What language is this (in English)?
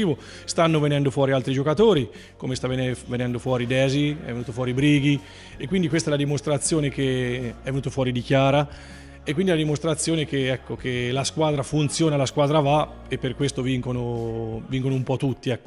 Italian